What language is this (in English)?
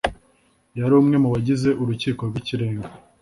Kinyarwanda